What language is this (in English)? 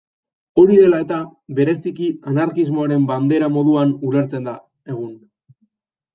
Basque